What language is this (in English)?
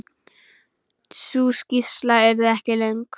Icelandic